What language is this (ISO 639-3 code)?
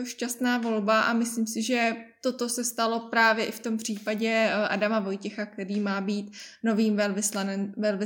ces